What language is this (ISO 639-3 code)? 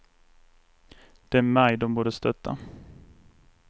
swe